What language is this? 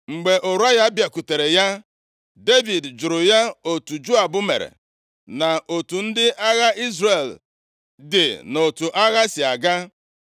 Igbo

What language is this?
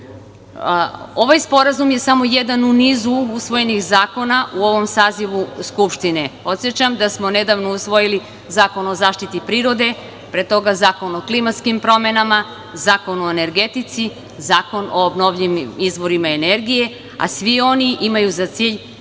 Serbian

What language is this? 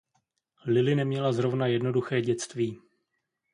Czech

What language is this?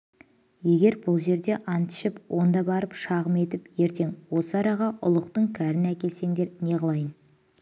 Kazakh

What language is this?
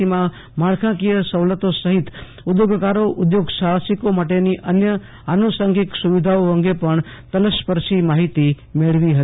Gujarati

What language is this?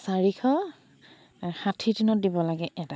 Assamese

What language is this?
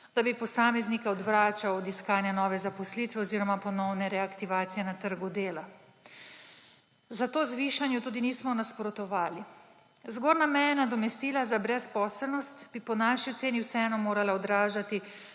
Slovenian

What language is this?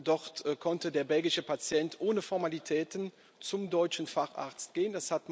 German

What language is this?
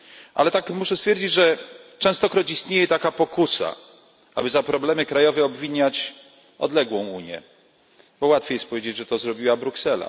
Polish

